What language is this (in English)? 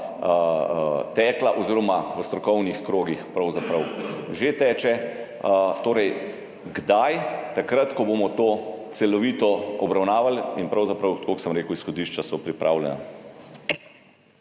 Slovenian